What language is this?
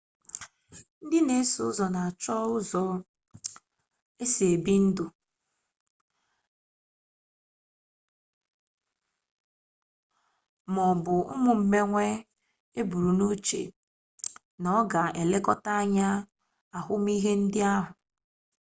Igbo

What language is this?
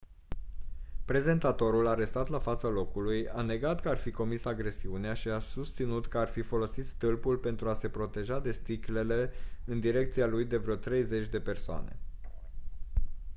Romanian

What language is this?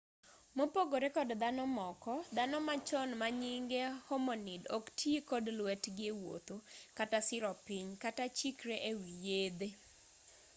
Luo (Kenya and Tanzania)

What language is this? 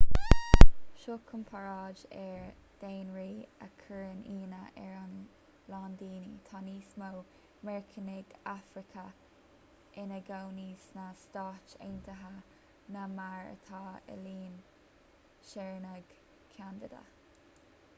Irish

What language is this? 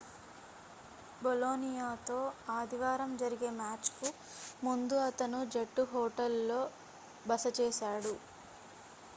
Telugu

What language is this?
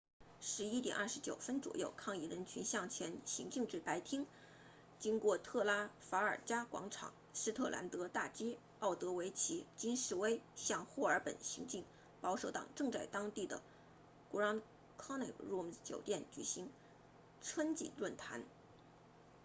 Chinese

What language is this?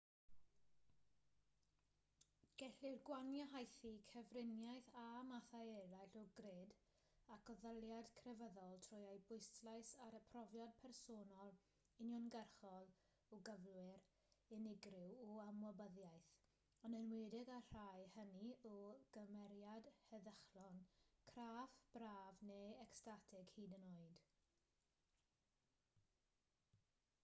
Welsh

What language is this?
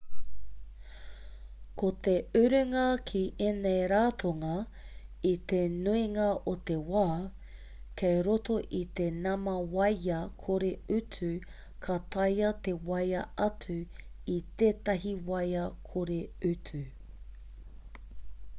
Māori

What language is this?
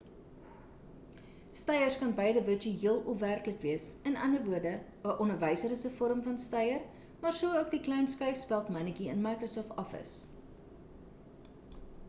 Afrikaans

